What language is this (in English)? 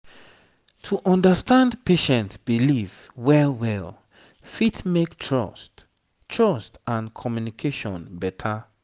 Nigerian Pidgin